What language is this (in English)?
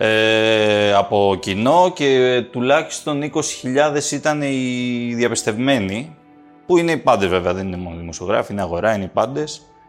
Greek